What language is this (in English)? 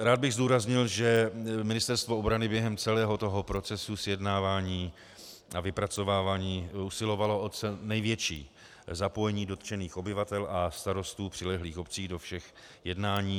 Czech